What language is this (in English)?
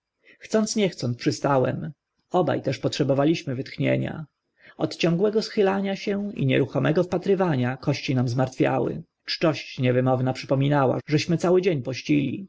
Polish